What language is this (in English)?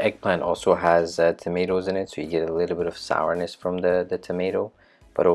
English